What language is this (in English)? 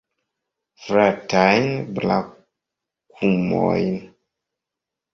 Esperanto